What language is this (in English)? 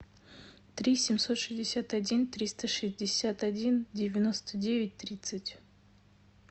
Russian